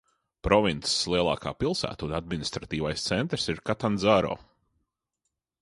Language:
Latvian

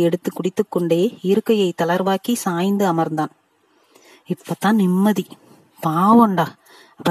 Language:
Tamil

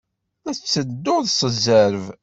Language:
Kabyle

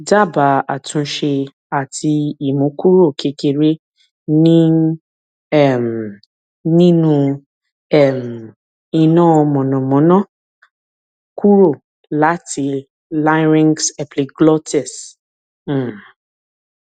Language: Yoruba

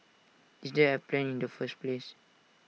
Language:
English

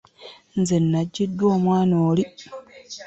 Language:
Ganda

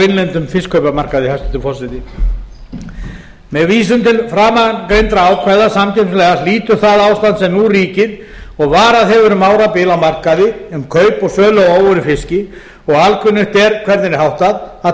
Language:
Icelandic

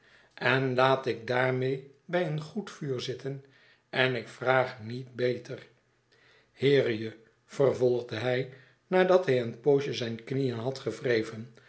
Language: Dutch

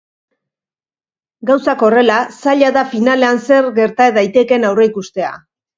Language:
Basque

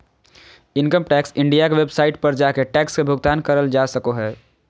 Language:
Magahi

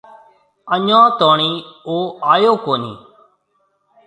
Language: Marwari (Pakistan)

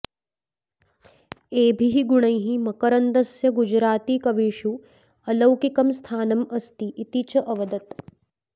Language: Sanskrit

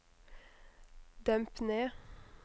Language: Norwegian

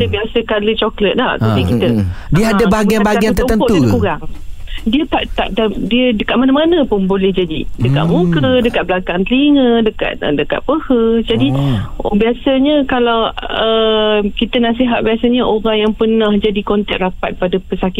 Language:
Malay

